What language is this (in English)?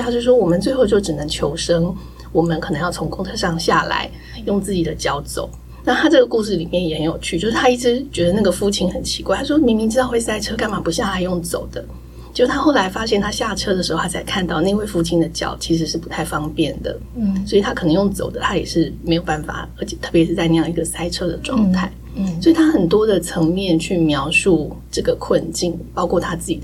Chinese